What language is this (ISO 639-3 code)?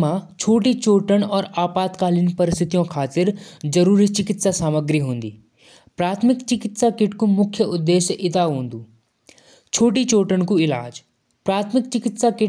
jns